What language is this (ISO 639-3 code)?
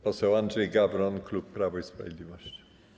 pol